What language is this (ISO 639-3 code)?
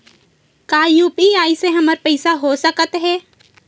hne